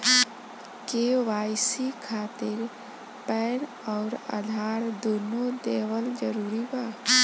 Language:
Bhojpuri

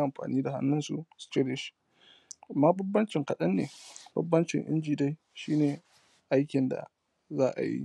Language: Hausa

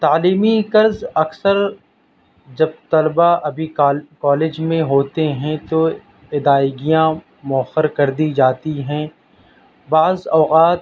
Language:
Urdu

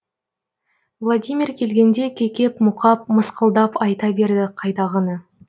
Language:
Kazakh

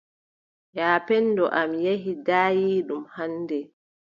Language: Adamawa Fulfulde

